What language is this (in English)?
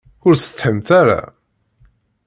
Kabyle